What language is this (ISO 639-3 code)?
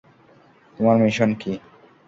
ben